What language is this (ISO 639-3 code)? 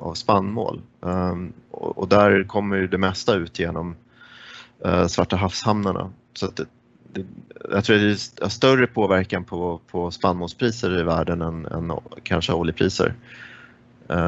swe